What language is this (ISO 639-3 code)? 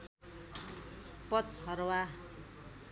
nep